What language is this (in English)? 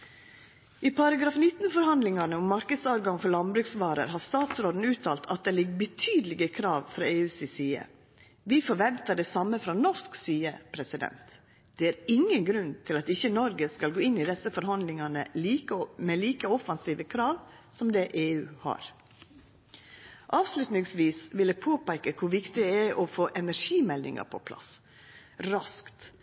Norwegian Nynorsk